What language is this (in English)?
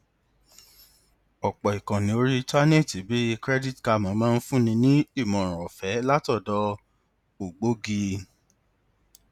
Yoruba